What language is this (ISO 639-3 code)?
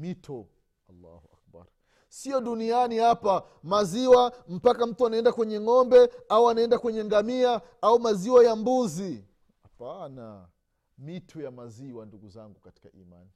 swa